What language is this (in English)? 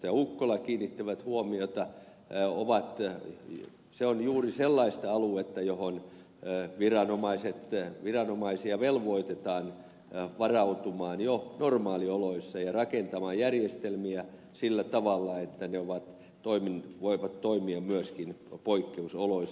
Finnish